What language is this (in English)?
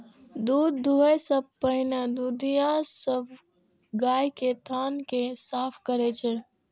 Maithili